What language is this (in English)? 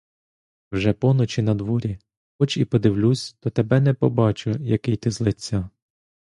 Ukrainian